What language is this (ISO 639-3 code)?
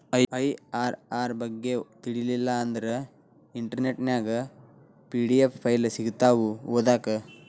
kan